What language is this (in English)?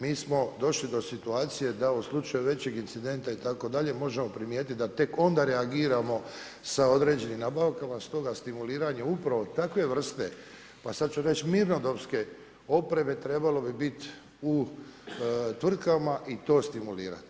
Croatian